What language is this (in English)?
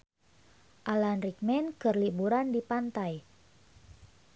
Sundanese